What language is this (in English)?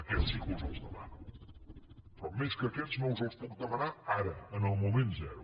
Catalan